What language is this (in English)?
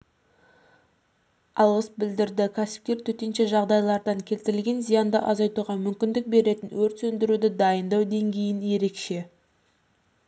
Kazakh